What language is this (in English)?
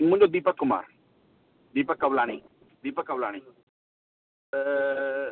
Sindhi